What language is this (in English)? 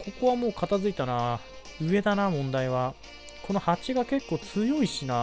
Japanese